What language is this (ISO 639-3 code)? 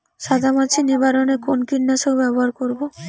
ben